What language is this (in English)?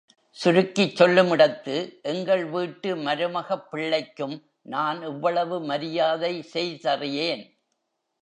Tamil